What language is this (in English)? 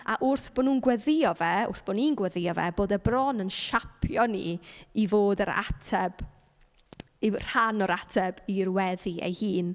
Welsh